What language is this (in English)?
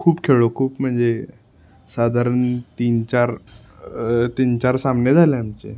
Marathi